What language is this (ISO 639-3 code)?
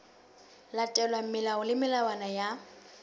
sot